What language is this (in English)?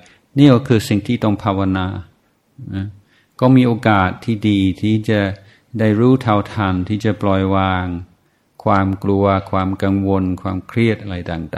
Thai